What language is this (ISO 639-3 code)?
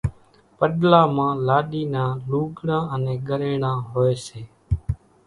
gjk